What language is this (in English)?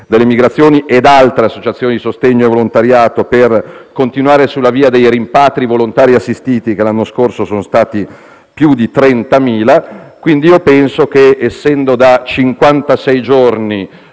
Italian